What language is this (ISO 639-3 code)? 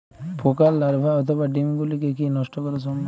ben